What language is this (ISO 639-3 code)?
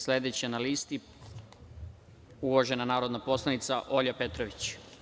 srp